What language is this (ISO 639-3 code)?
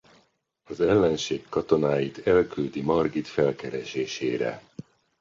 hun